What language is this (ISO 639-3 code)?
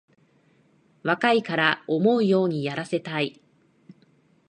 jpn